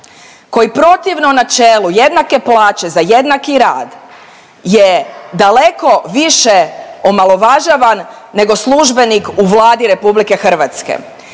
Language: Croatian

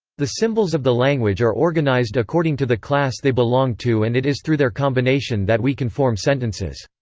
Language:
English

